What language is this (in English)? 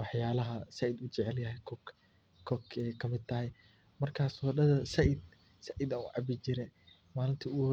Somali